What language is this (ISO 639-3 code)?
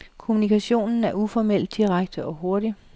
dan